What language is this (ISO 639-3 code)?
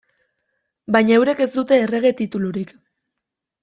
eus